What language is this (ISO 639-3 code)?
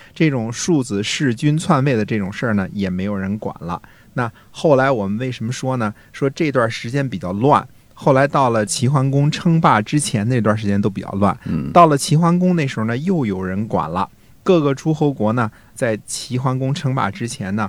zho